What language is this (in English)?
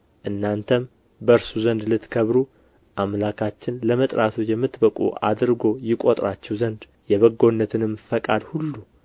Amharic